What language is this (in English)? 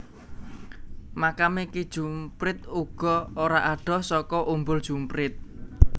Javanese